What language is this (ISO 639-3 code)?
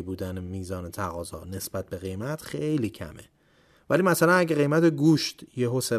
fas